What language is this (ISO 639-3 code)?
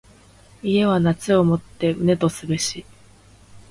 jpn